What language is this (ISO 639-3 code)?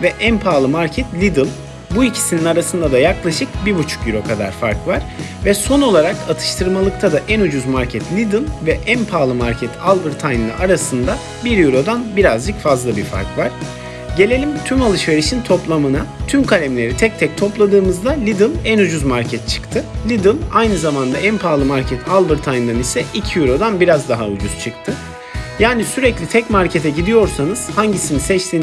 tur